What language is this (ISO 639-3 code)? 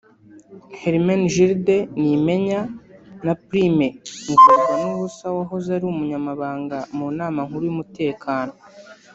kin